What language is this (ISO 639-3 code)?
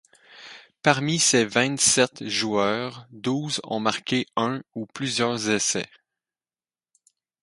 fra